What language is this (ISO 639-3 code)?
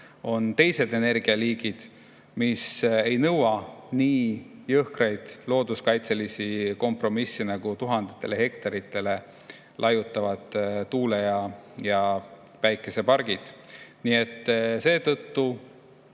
est